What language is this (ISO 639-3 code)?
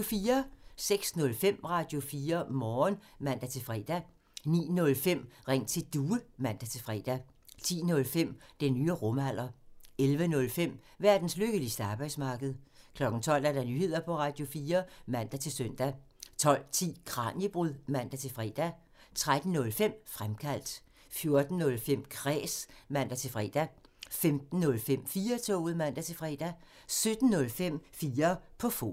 dan